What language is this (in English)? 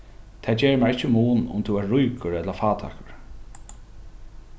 Faroese